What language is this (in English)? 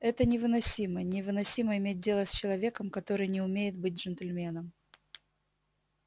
Russian